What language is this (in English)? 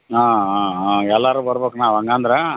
Kannada